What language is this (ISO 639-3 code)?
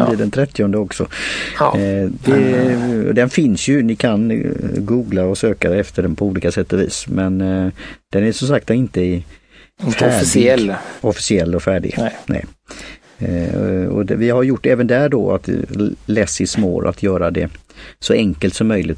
swe